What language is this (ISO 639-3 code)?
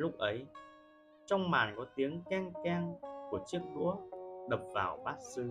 vie